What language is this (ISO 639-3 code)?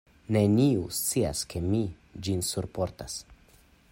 epo